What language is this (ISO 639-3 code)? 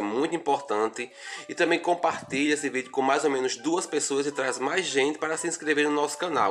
por